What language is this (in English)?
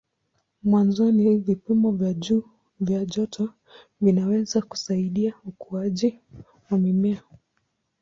Swahili